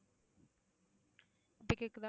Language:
Tamil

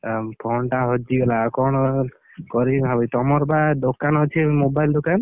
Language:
Odia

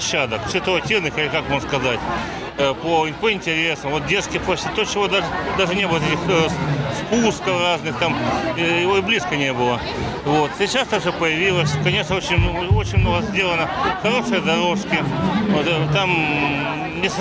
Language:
Russian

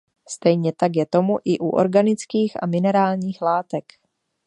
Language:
Czech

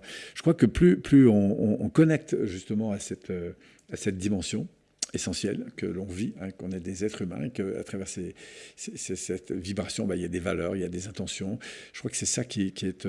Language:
French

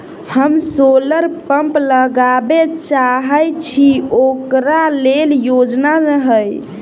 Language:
Maithili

